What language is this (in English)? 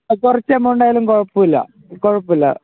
Malayalam